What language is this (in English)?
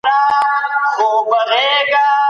Pashto